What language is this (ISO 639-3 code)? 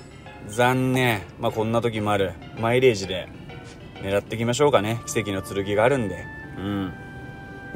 jpn